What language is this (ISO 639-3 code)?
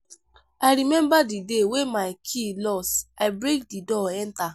pcm